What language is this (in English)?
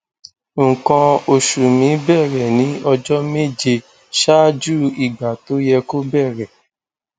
Yoruba